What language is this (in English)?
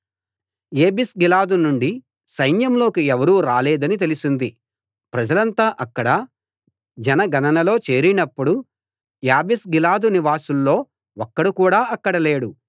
Telugu